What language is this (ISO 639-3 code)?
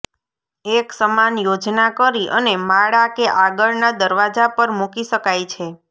guj